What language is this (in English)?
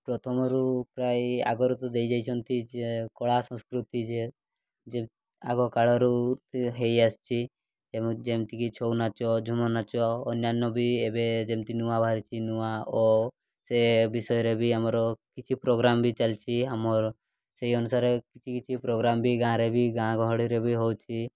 Odia